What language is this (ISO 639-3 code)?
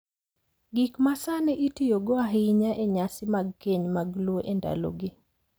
luo